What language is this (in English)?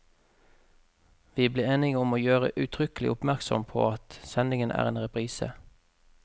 Norwegian